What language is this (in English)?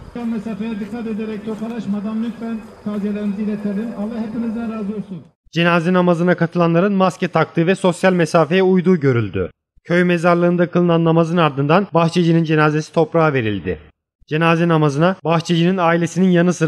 Turkish